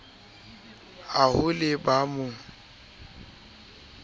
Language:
Southern Sotho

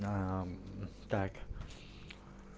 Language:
Russian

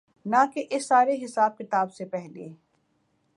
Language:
Urdu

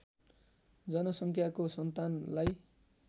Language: Nepali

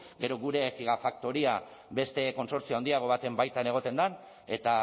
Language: Basque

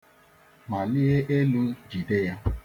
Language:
Igbo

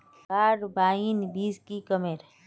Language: Magahi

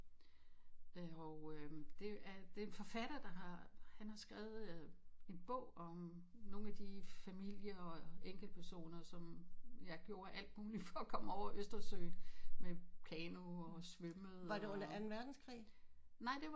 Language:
Danish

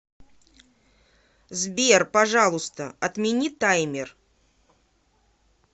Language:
Russian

